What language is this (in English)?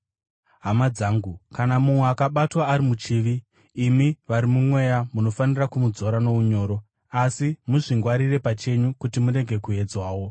Shona